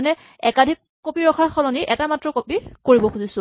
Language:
Assamese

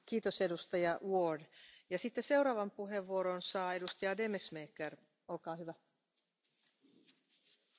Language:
Dutch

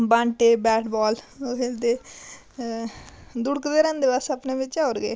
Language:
Dogri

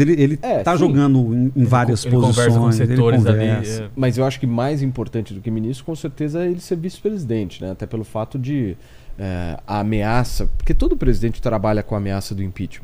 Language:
Portuguese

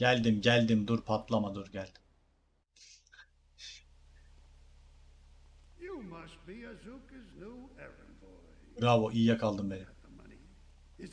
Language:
Turkish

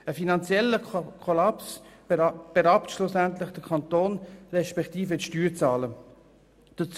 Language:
Swiss German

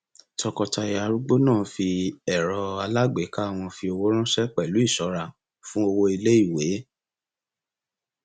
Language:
Yoruba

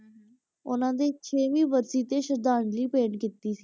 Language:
Punjabi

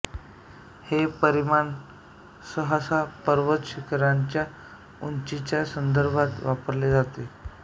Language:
Marathi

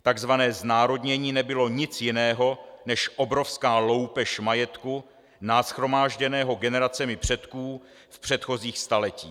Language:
Czech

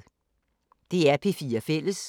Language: Danish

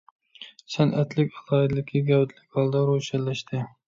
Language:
Uyghur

